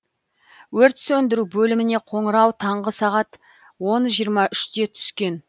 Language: Kazakh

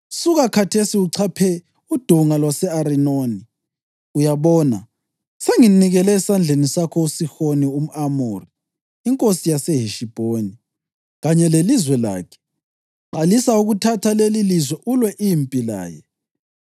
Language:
North Ndebele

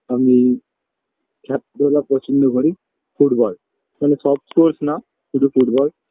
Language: Bangla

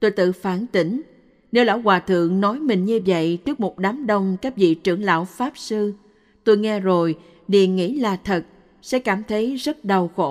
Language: Vietnamese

